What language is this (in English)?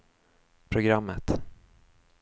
Swedish